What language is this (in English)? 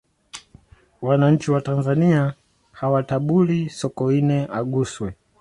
Swahili